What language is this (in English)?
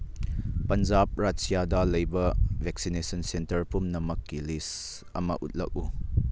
Manipuri